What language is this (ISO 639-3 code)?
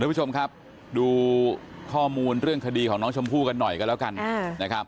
tha